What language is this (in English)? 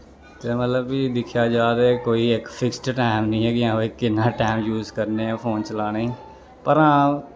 Dogri